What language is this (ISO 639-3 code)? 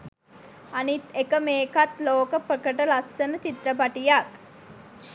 sin